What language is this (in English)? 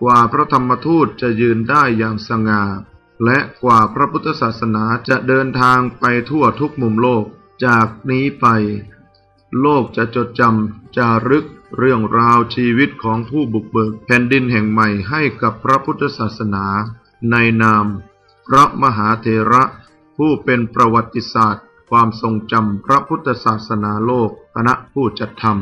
Thai